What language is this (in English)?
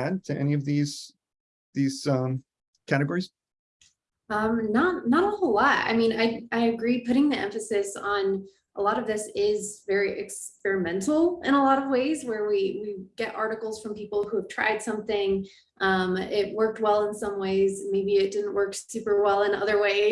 English